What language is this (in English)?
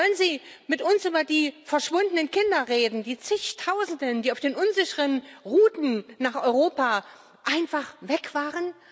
German